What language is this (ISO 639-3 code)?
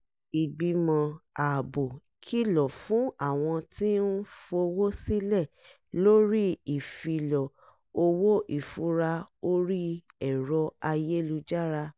yor